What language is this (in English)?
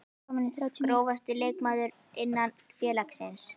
Icelandic